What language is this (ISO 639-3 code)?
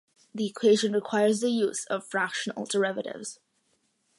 eng